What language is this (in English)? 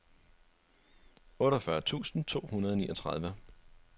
Danish